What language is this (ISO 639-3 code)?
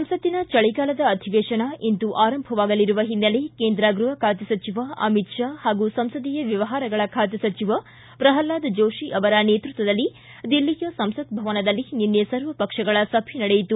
kan